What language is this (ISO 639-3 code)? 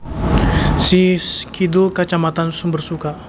jav